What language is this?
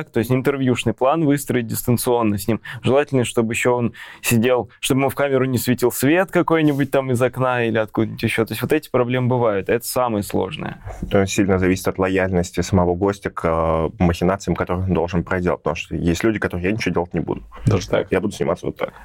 Russian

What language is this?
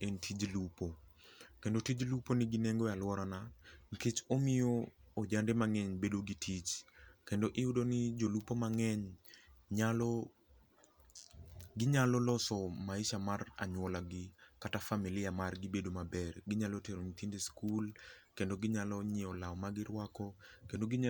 Luo (Kenya and Tanzania)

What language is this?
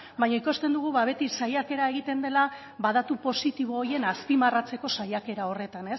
Basque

